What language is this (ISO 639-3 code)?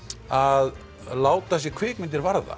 isl